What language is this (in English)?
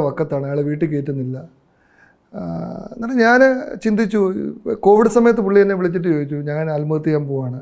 Turkish